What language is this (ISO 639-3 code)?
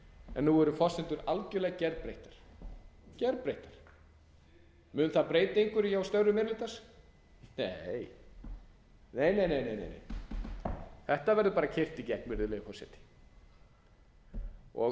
isl